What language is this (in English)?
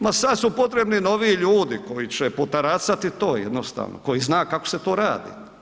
Croatian